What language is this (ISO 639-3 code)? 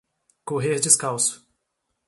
por